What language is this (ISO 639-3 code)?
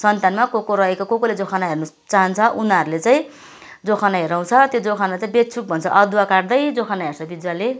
nep